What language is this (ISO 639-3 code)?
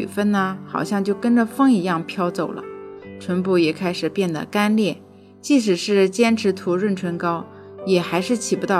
zho